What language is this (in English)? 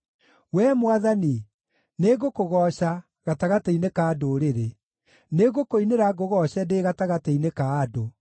Kikuyu